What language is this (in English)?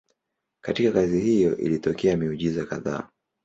Swahili